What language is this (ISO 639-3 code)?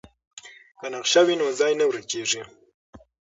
pus